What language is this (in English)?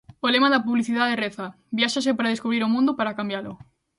Galician